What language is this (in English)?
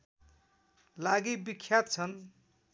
Nepali